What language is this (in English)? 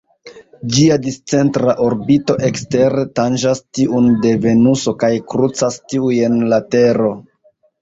Esperanto